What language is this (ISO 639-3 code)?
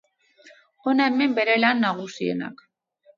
eus